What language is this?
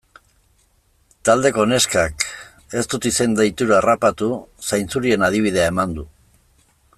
Basque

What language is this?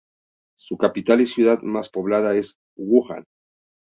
Spanish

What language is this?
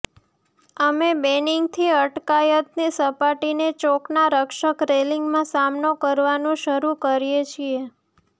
Gujarati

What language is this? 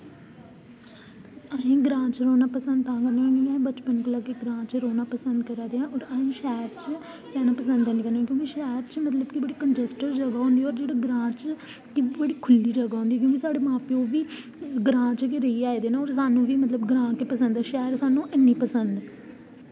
Dogri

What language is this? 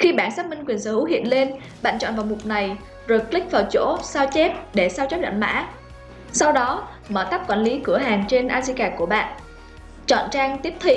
Vietnamese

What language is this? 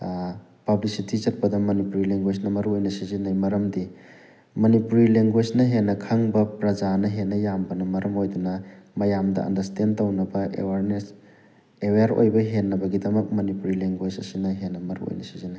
Manipuri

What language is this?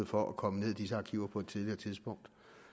Danish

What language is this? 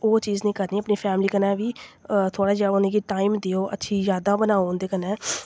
Dogri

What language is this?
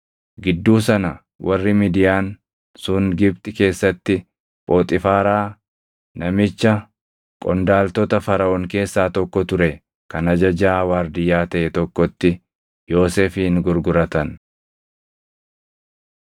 Oromo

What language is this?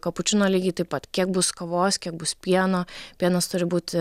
Lithuanian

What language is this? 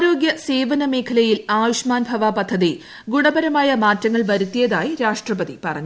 Malayalam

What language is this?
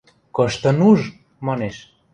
Western Mari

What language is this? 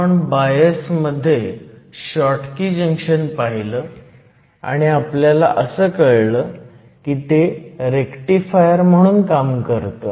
Marathi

